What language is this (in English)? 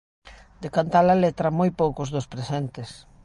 Galician